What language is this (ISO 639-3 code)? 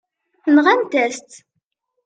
kab